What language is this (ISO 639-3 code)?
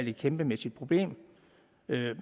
dan